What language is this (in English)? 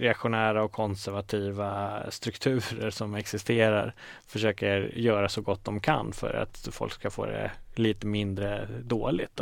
Swedish